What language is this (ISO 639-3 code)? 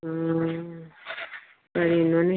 mni